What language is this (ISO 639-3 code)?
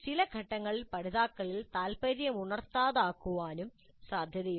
mal